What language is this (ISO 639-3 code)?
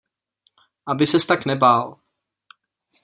ces